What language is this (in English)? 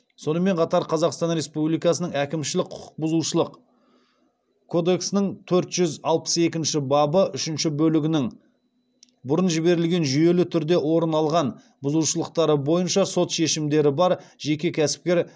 Kazakh